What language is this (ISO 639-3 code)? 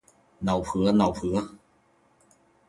zho